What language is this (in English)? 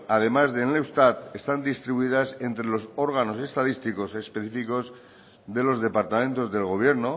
Spanish